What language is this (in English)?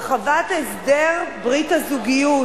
Hebrew